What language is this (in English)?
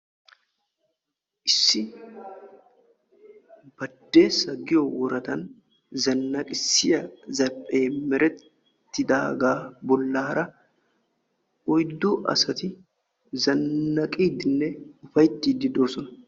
Wolaytta